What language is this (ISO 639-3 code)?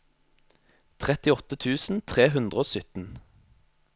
nor